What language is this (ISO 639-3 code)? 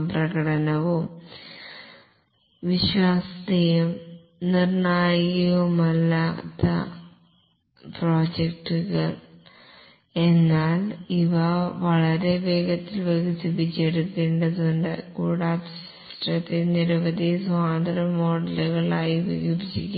mal